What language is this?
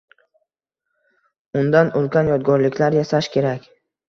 Uzbek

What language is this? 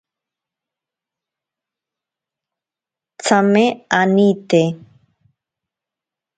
Ashéninka Perené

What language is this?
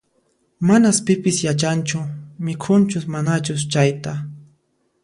Puno Quechua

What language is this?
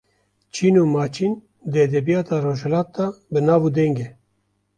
Kurdish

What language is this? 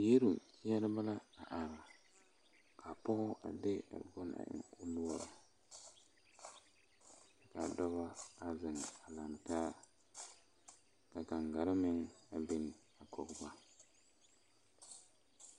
Southern Dagaare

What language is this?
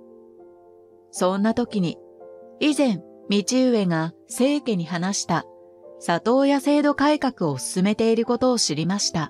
Japanese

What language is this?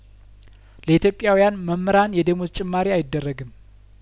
Amharic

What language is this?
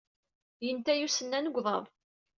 Kabyle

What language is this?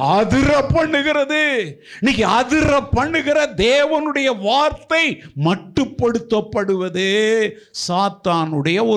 Tamil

